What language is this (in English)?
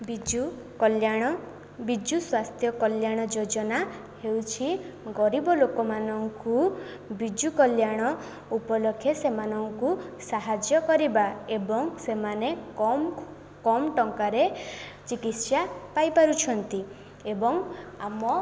Odia